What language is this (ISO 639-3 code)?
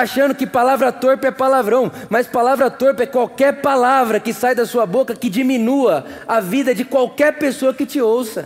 por